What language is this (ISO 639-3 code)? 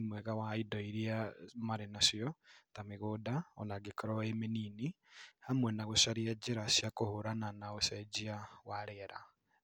kik